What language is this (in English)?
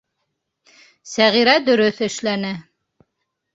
Bashkir